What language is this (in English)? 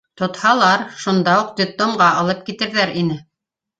Bashkir